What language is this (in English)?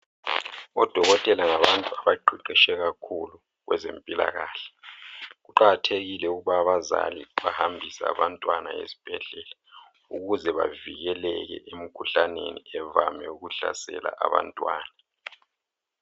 North Ndebele